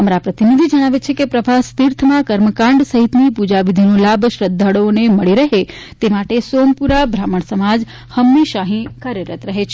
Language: Gujarati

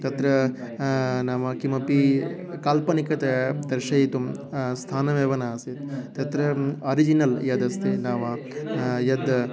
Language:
Sanskrit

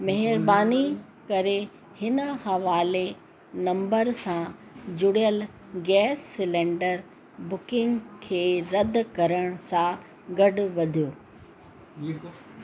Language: Sindhi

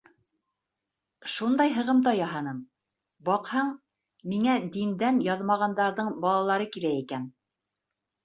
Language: Bashkir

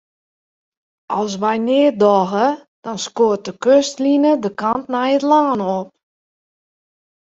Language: Western Frisian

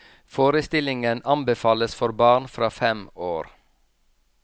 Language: Norwegian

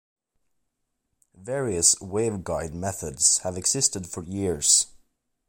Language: English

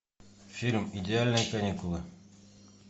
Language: Russian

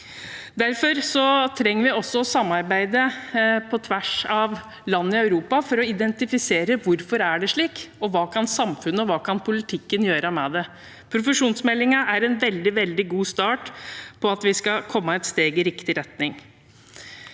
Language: Norwegian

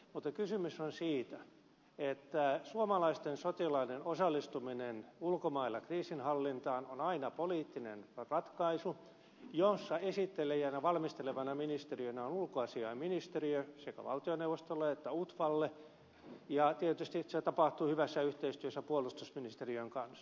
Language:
Finnish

